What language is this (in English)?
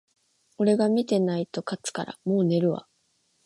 Japanese